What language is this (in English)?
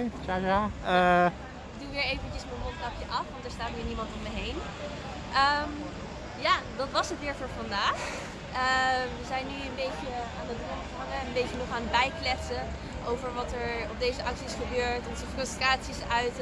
Dutch